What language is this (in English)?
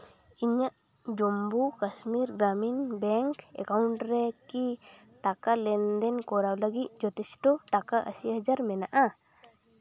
Santali